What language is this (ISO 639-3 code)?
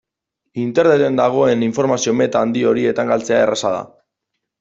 eus